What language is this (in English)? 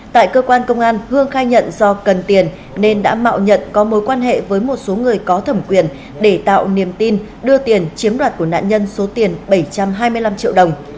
Vietnamese